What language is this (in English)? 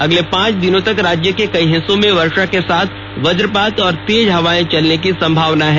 Hindi